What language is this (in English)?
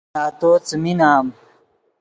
Yidgha